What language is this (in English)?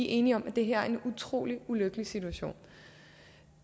Danish